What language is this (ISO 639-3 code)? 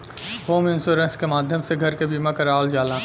bho